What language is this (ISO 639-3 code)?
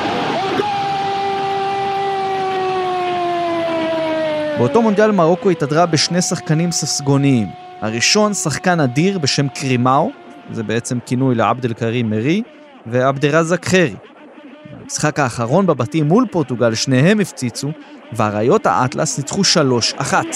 heb